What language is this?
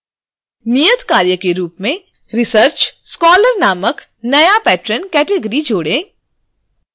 Hindi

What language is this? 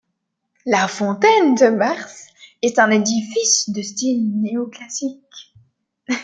French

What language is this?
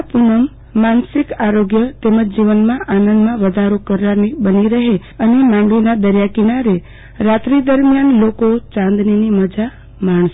Gujarati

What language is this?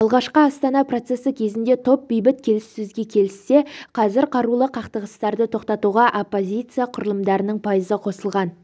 Kazakh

